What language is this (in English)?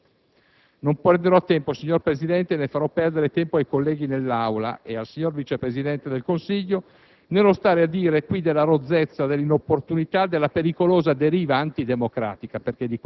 Italian